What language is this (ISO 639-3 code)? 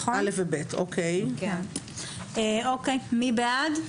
heb